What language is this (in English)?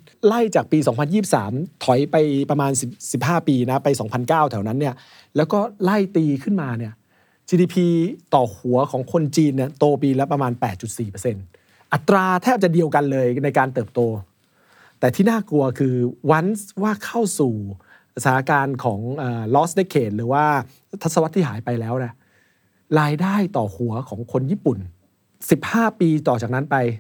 Thai